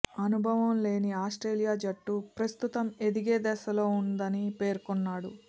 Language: Telugu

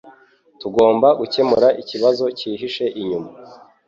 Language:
Kinyarwanda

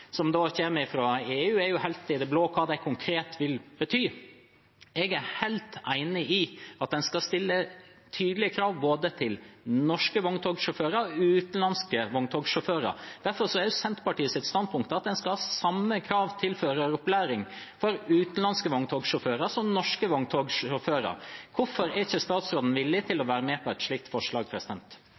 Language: Norwegian Bokmål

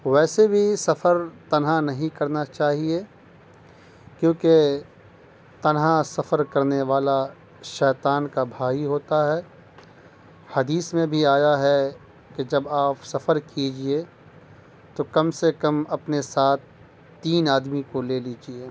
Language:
Urdu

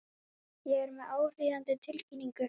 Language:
Icelandic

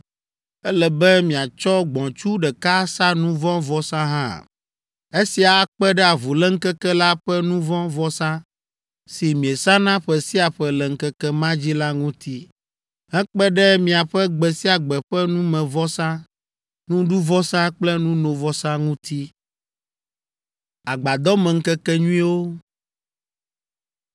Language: Ewe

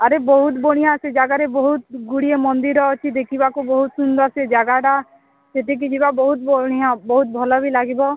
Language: Odia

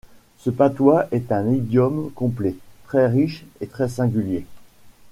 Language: French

